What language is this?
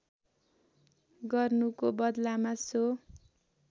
Nepali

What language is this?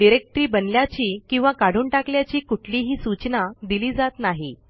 Marathi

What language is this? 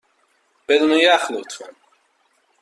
Persian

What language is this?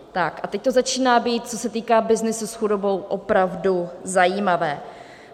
Czech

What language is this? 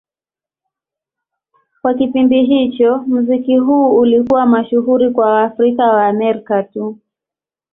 Swahili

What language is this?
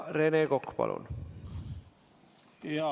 Estonian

